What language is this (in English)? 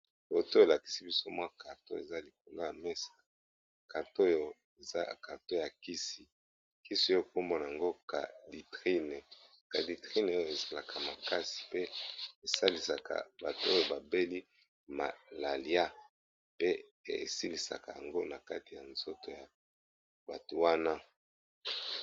Lingala